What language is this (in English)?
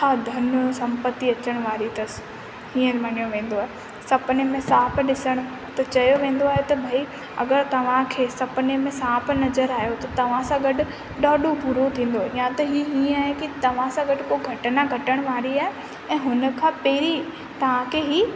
Sindhi